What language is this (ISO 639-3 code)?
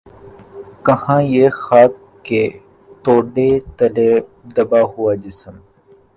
urd